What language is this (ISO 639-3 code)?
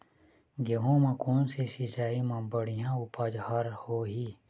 hne